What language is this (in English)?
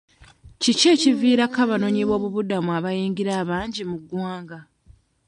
Ganda